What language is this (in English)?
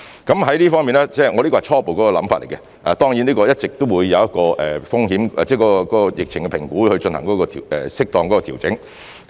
Cantonese